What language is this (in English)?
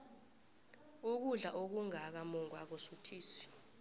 South Ndebele